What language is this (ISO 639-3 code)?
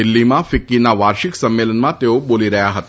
guj